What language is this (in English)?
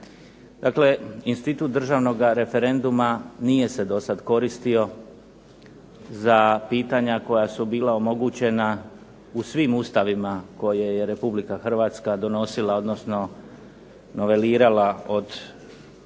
Croatian